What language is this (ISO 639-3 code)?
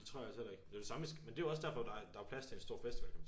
dan